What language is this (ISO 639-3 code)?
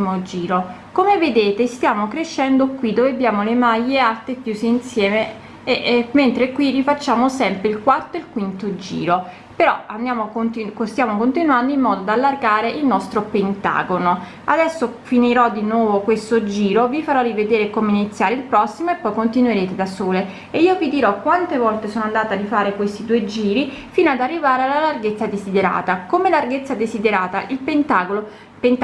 ita